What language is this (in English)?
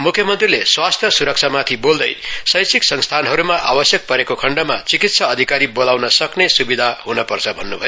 Nepali